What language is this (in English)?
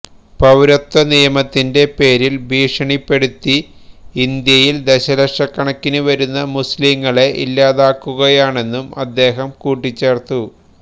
Malayalam